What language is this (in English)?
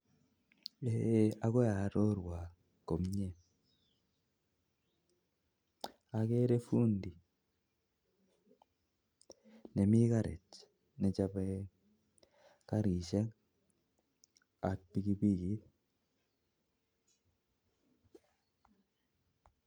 Kalenjin